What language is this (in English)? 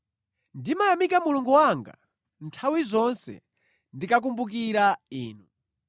Nyanja